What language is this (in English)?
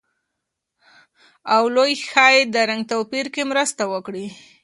Pashto